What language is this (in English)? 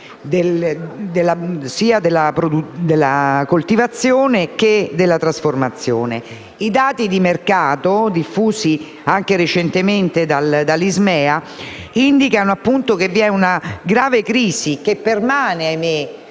Italian